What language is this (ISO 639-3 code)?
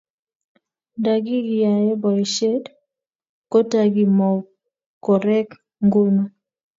kln